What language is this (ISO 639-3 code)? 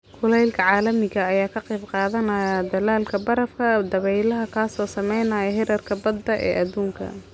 som